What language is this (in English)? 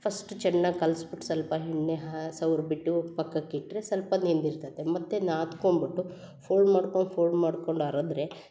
Kannada